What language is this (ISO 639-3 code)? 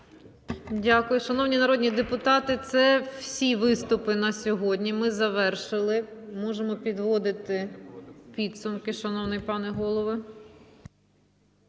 ukr